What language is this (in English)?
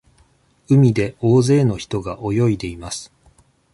Japanese